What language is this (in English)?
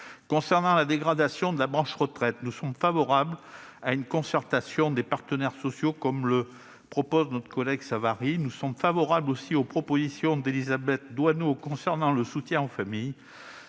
French